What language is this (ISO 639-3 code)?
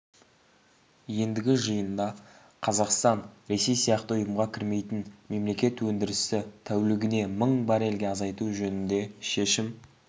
kaz